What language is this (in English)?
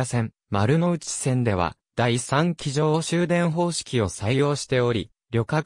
Japanese